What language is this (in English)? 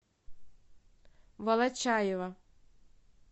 Russian